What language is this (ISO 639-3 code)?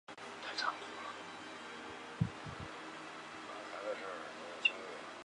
zho